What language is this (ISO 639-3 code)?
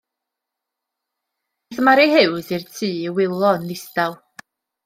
cym